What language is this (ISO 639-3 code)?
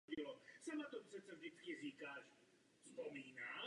ces